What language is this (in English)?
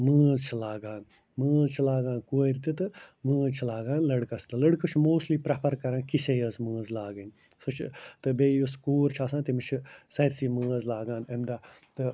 Kashmiri